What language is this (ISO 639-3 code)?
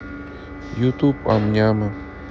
rus